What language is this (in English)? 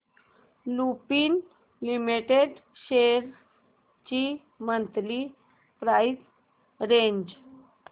Marathi